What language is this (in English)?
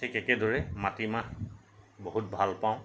Assamese